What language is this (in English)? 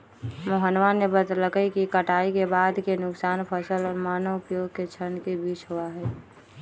Magahi